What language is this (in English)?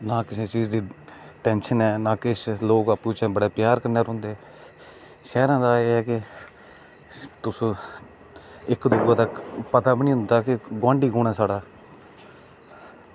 Dogri